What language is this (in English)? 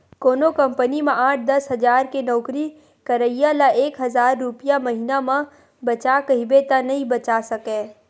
Chhattisgarhi